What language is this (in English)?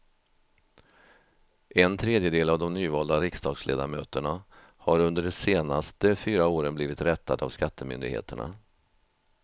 Swedish